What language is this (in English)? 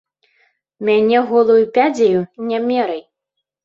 Belarusian